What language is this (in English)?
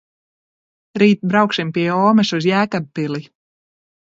Latvian